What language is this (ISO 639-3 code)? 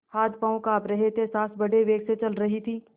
hin